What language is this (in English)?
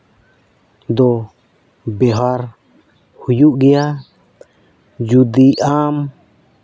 Santali